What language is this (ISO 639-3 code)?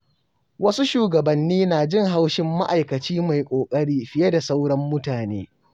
hau